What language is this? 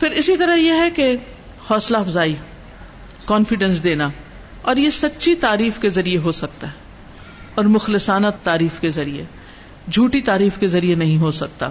Urdu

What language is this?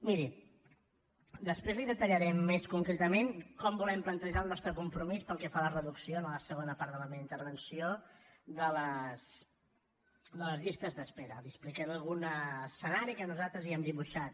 Catalan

